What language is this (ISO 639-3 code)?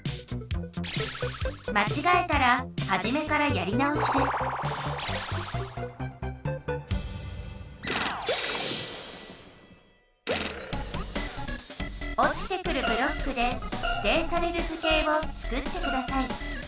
jpn